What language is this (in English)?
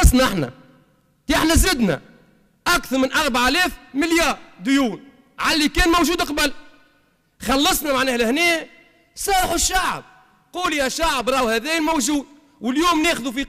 Arabic